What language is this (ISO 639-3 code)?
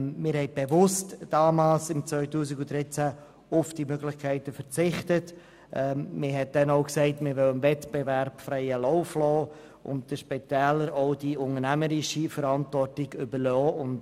gsw